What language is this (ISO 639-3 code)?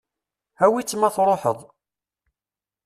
kab